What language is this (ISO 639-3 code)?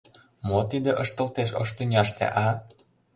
chm